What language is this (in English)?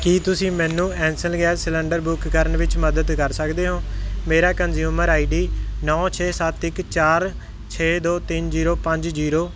Punjabi